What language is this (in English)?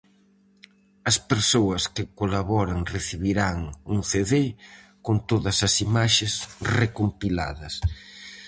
Galician